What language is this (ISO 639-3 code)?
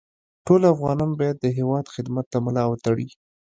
pus